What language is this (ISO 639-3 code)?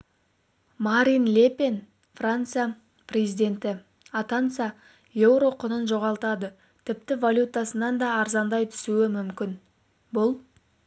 kaz